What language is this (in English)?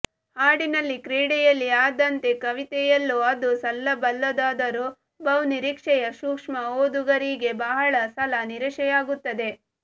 Kannada